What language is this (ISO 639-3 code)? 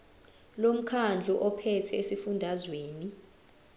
zul